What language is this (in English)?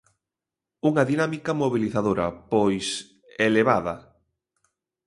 Galician